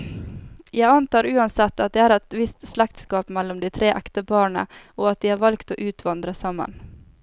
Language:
Norwegian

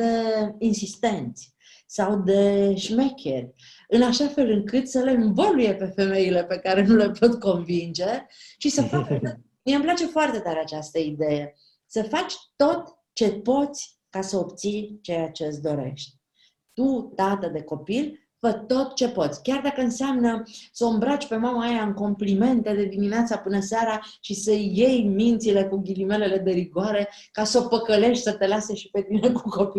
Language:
Romanian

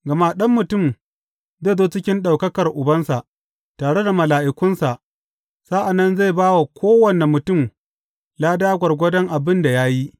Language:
Hausa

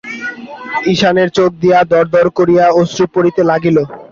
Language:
Bangla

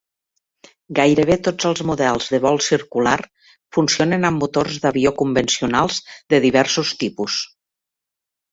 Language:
Catalan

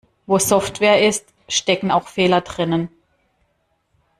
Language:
German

